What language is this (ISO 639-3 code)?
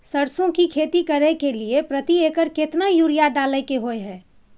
mai